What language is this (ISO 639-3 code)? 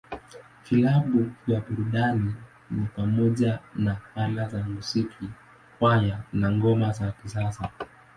swa